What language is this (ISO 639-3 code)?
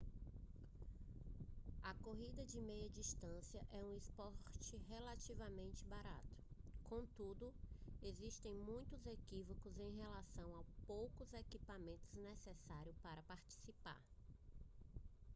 por